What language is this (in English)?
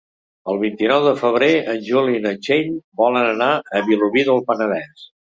Catalan